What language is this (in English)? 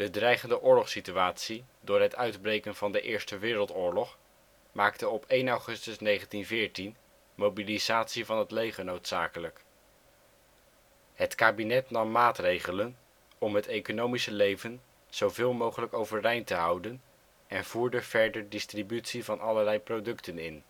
Dutch